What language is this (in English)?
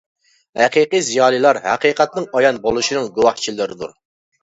Uyghur